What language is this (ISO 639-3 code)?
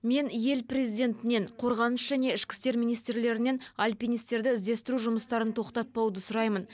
kaz